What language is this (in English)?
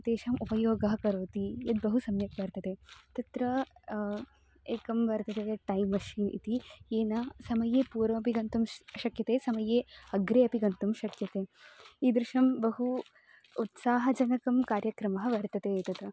Sanskrit